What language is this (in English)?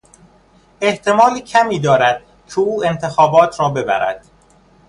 Persian